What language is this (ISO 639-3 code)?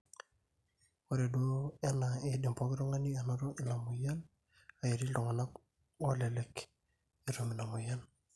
mas